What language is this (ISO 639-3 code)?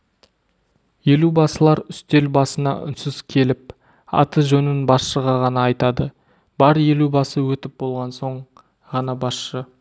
kaz